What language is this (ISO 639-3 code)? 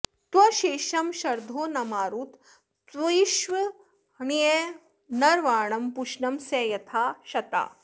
san